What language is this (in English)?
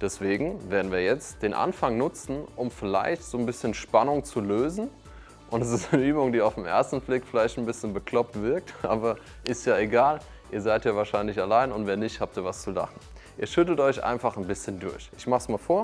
German